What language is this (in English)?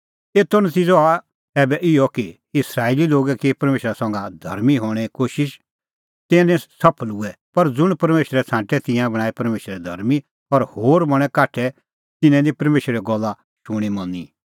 Kullu Pahari